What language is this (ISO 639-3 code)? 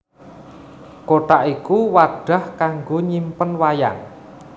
jav